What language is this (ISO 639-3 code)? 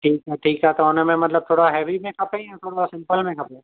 snd